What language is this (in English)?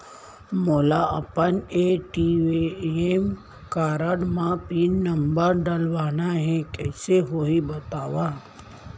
Chhattisgarhi